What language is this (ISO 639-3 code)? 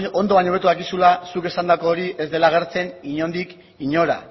eus